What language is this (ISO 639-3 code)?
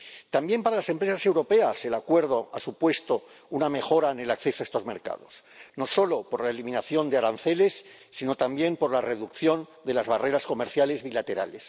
spa